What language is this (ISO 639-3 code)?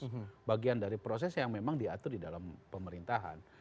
ind